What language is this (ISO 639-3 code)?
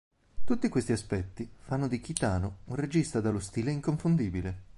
ita